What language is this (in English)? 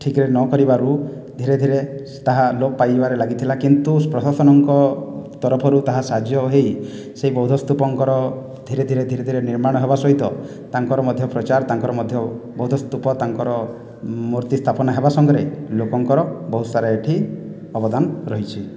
Odia